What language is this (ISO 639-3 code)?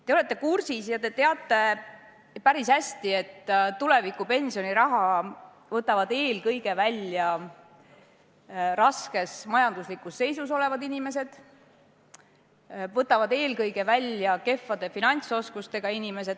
est